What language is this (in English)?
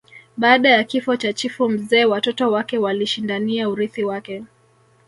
Swahili